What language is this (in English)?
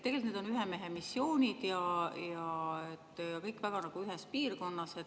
Estonian